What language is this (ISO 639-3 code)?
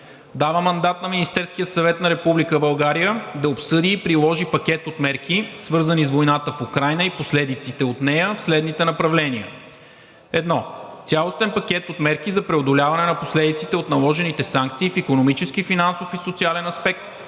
bul